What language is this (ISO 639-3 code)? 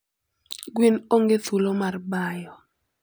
luo